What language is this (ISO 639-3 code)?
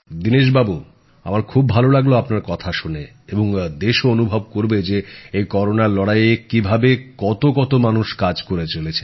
ben